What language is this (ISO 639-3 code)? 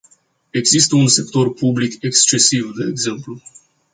ron